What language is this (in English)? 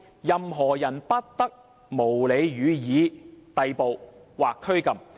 Cantonese